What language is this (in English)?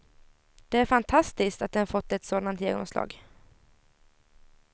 Swedish